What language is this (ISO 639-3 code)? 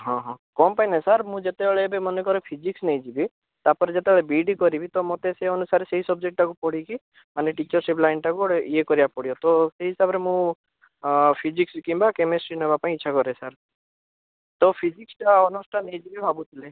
ori